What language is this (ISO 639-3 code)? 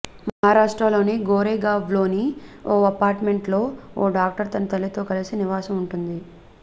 tel